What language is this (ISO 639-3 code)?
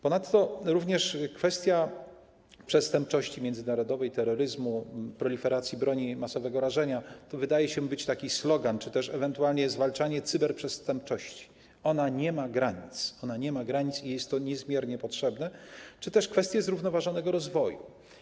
pol